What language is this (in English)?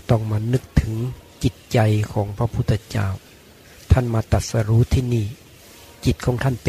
Thai